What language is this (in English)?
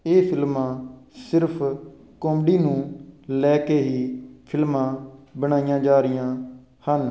Punjabi